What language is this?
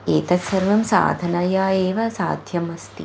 Sanskrit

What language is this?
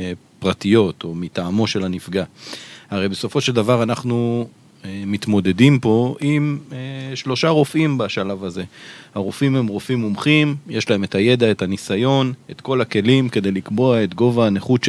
Hebrew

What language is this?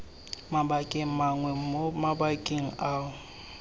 Tswana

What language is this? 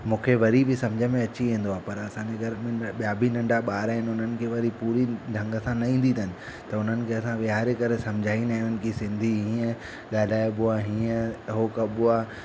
Sindhi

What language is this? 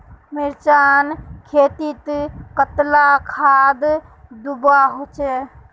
Magahi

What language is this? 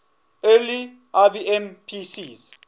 English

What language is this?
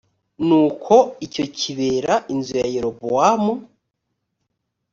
Kinyarwanda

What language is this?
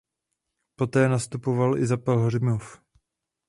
Czech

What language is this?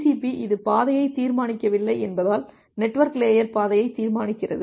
Tamil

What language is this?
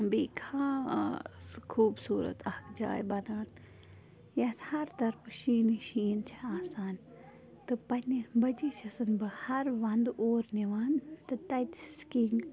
Kashmiri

